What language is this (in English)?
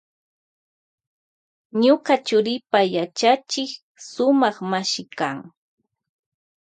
Loja Highland Quichua